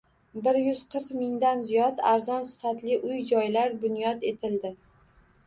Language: Uzbek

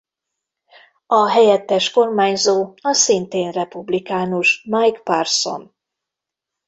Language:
Hungarian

